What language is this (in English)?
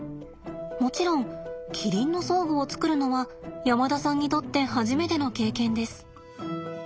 Japanese